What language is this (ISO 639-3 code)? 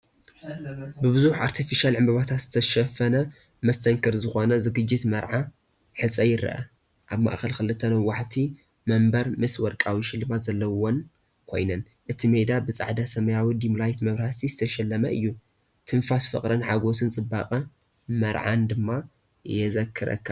tir